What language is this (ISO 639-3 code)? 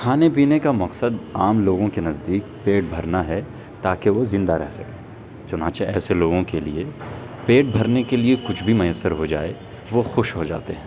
urd